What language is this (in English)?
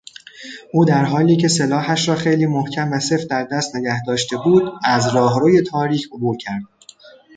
Persian